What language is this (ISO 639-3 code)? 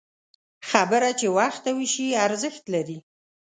pus